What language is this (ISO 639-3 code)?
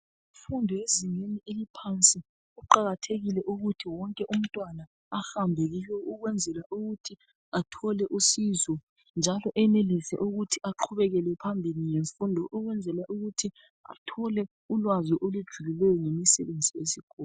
nde